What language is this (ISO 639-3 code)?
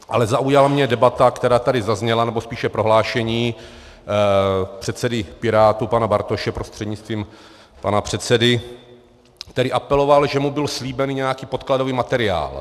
ces